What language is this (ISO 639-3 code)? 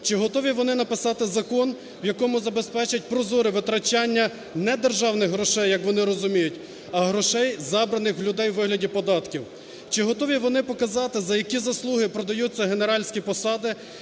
ukr